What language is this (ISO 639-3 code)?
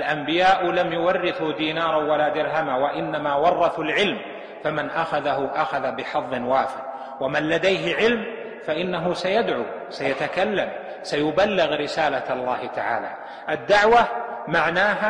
ara